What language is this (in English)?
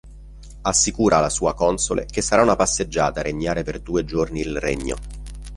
Italian